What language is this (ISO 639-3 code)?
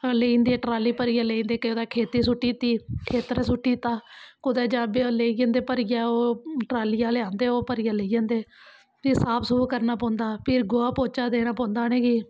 doi